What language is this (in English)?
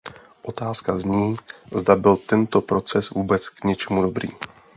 Czech